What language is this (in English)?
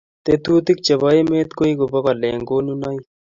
Kalenjin